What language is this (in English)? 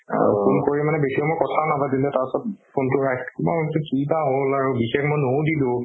Assamese